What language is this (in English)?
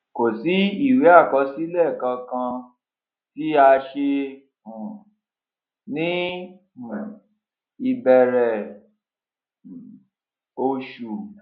Yoruba